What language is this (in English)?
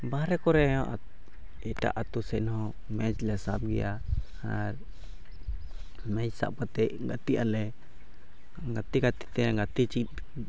Santali